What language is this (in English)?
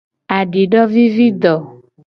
Gen